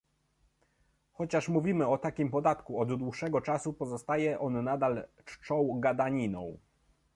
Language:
Polish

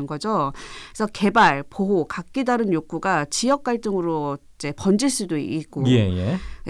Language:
Korean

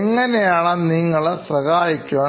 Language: Malayalam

